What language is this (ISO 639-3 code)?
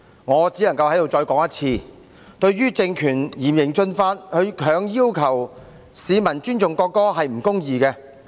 yue